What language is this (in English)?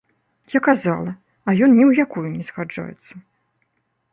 Belarusian